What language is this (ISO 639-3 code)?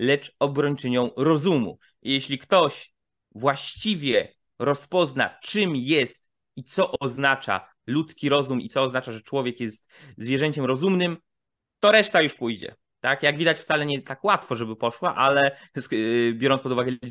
pol